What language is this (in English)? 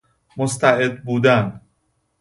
Persian